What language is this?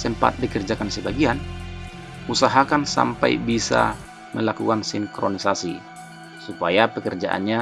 Indonesian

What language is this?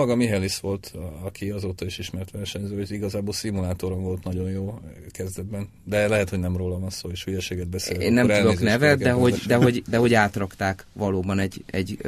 Hungarian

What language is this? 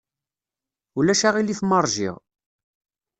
Kabyle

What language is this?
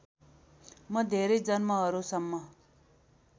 Nepali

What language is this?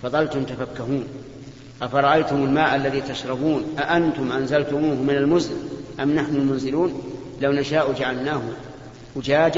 Arabic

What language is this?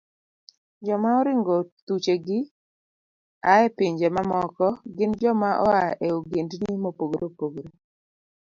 Luo (Kenya and Tanzania)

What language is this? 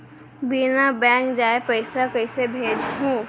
Chhattisgarhi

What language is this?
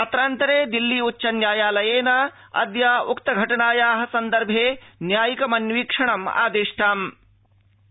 Sanskrit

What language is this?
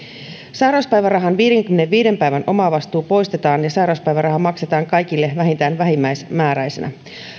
Finnish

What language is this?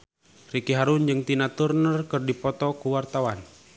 Sundanese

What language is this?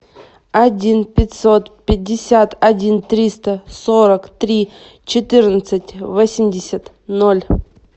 Russian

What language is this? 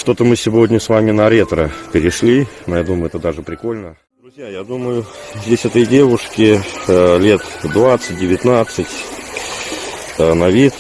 Russian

